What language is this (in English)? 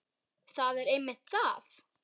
Icelandic